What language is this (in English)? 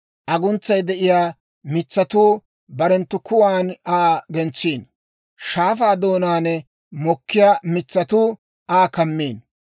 Dawro